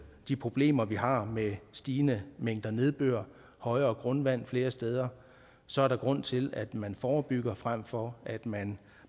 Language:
Danish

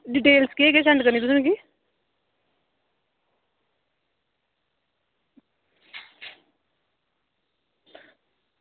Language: Dogri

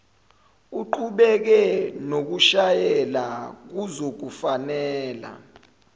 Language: Zulu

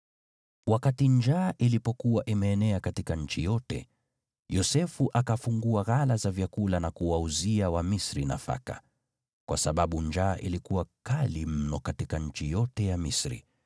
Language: Swahili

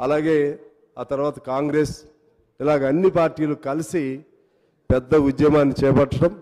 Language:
Telugu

